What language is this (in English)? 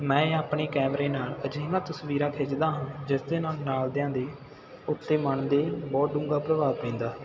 Punjabi